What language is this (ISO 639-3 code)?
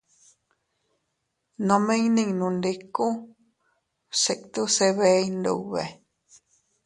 cut